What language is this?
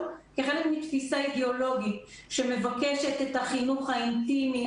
Hebrew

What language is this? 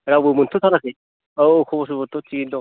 Bodo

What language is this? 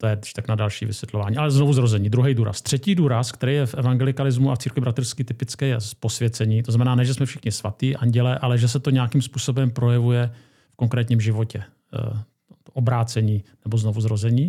Czech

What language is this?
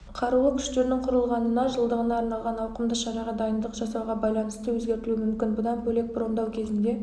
Kazakh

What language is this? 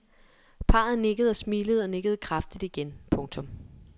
Danish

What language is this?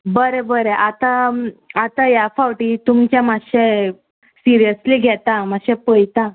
Konkani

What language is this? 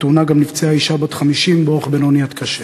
Hebrew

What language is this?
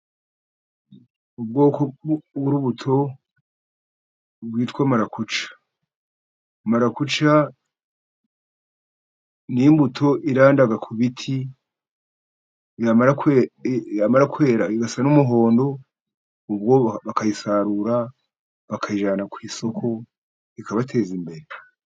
Kinyarwanda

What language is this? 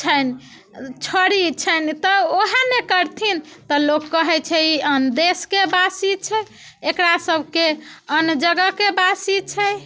Maithili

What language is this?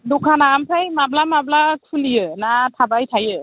Bodo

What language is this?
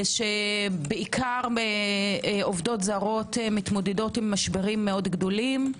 Hebrew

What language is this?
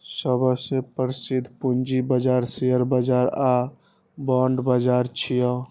Maithili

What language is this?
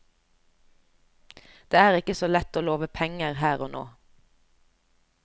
Norwegian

